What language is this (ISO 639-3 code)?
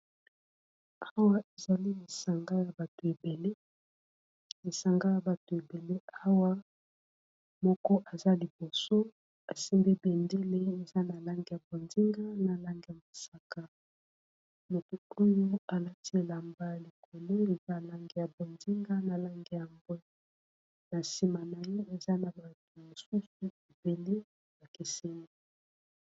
lin